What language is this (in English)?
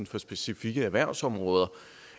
Danish